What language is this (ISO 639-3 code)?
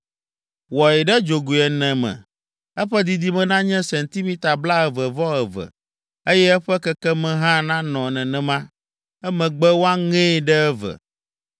ewe